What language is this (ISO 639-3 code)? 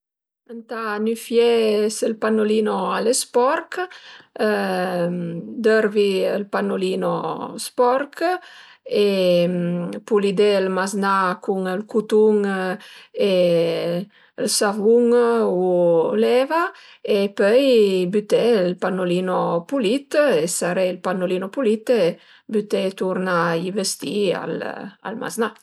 pms